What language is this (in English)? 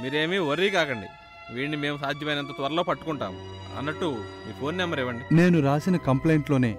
Telugu